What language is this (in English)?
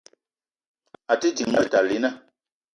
Eton (Cameroon)